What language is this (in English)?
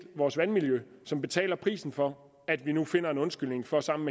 Danish